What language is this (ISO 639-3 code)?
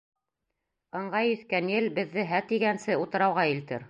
bak